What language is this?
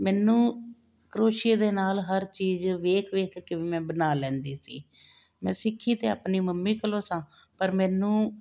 Punjabi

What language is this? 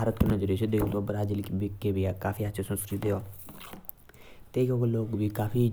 Jaunsari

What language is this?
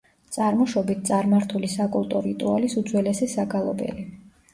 Georgian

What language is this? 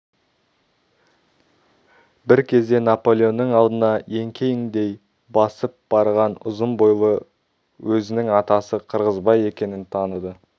Kazakh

